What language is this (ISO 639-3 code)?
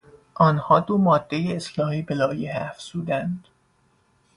fas